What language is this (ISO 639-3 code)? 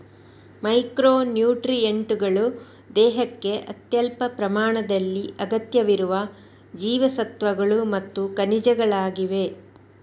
kan